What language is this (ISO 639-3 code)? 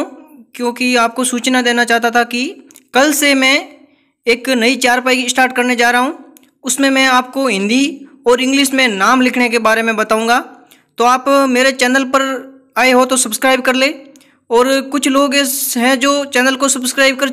hin